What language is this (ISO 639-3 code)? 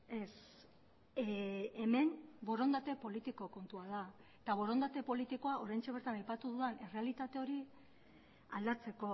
eus